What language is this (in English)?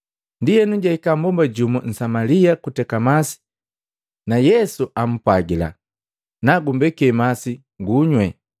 Matengo